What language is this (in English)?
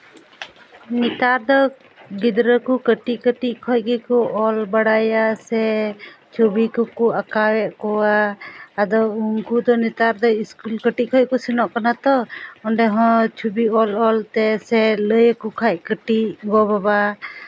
Santali